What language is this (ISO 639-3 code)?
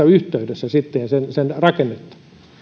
fin